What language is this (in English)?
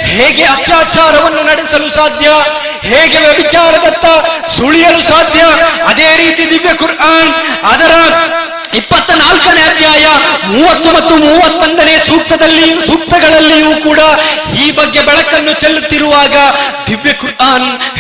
Kannada